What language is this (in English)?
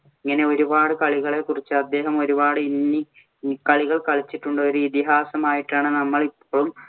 Malayalam